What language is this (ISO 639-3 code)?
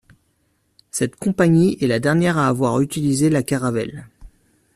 fra